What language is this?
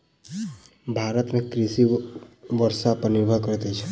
Maithili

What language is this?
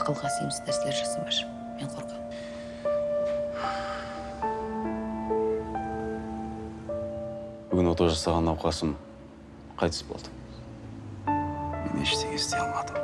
Turkish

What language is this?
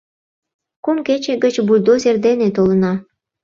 Mari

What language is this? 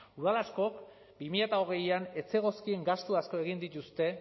Basque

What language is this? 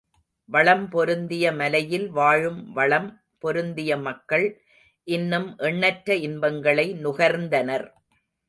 Tamil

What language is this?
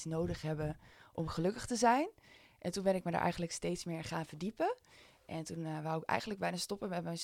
Dutch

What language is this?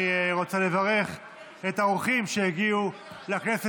Hebrew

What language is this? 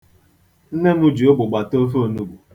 Igbo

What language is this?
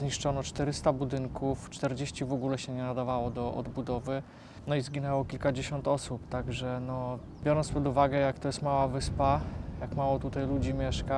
Polish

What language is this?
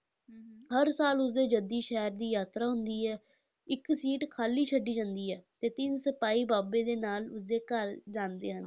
Punjabi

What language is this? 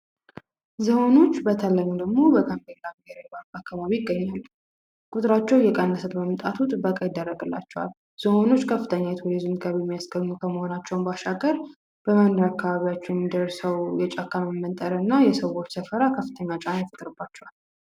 Amharic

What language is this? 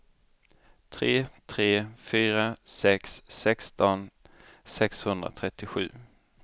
Swedish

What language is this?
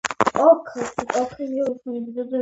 Georgian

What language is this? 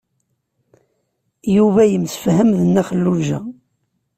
Kabyle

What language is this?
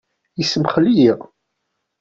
Kabyle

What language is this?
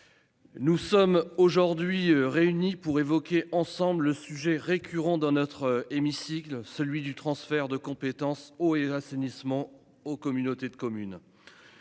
French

